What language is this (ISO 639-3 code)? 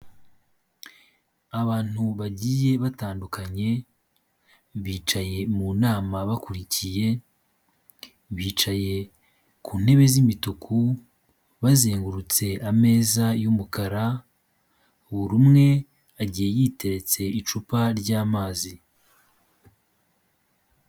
kin